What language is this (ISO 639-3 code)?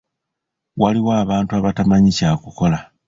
lug